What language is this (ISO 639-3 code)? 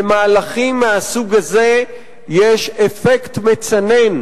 heb